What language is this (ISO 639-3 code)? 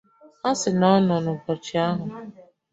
ibo